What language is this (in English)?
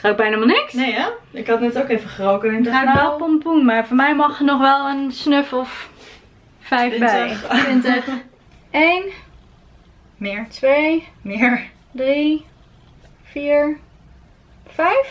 Dutch